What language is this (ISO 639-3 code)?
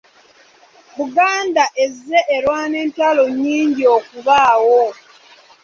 lug